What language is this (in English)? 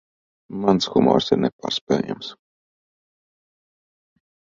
Latvian